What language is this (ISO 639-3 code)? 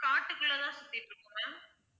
tam